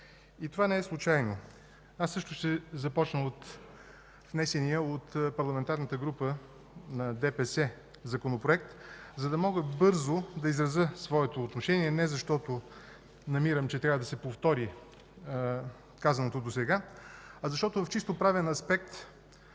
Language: Bulgarian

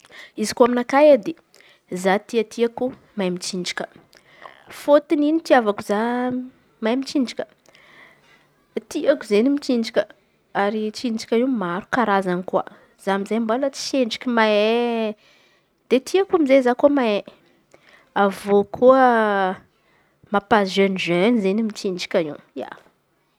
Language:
Antankarana Malagasy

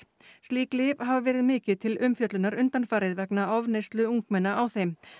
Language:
Icelandic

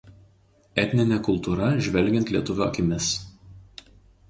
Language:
Lithuanian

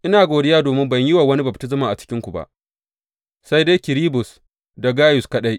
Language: Hausa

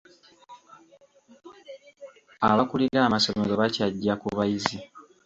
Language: Ganda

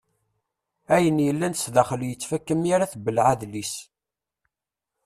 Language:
Kabyle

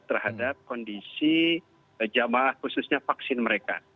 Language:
Indonesian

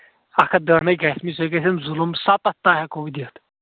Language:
Kashmiri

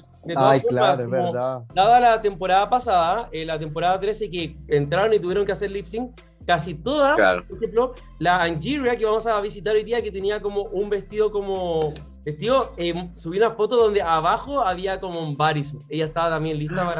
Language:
Spanish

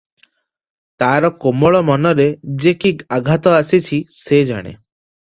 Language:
Odia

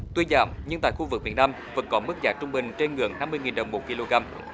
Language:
Vietnamese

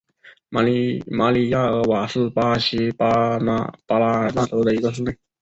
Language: Chinese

